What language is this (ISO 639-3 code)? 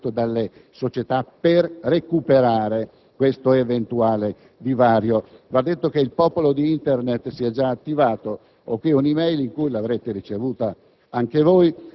ita